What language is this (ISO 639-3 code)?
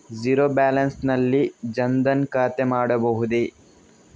kan